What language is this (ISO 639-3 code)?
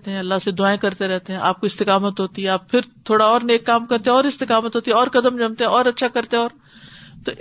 urd